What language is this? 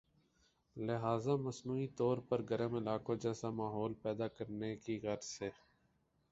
Urdu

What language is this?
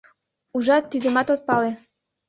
Mari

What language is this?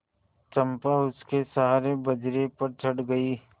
Hindi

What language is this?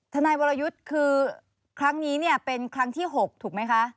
Thai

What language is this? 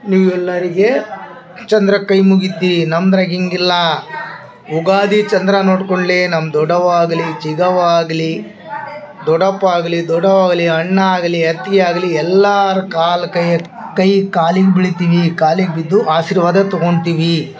Kannada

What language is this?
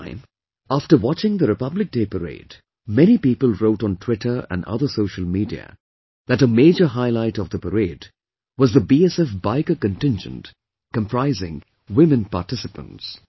English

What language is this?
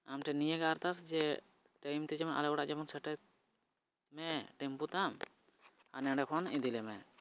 Santali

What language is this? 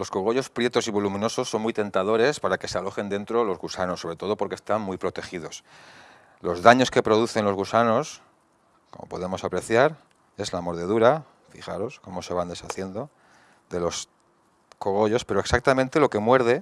Spanish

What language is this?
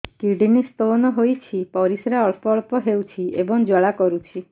Odia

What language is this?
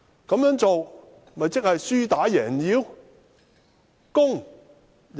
Cantonese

